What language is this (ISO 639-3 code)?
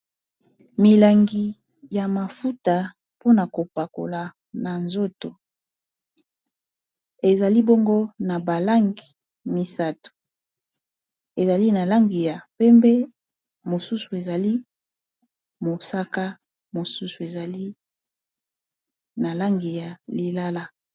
lin